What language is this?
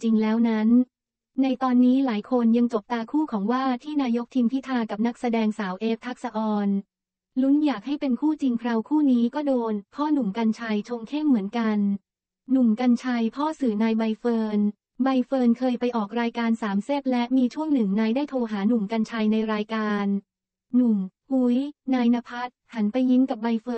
Thai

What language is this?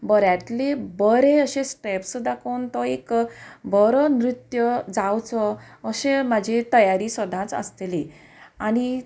Konkani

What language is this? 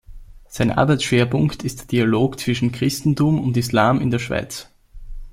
German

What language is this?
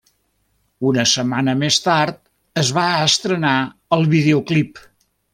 Catalan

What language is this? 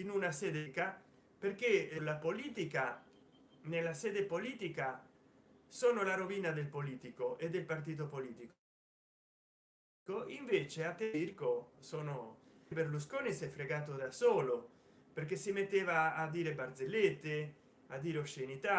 Italian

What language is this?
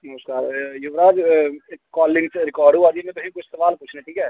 Dogri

